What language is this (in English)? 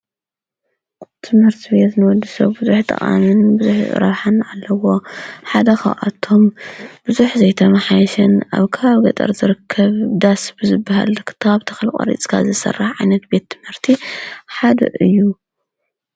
Tigrinya